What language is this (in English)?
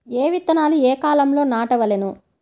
Telugu